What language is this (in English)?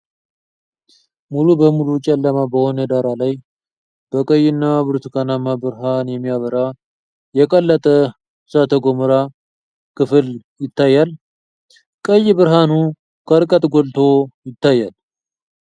Amharic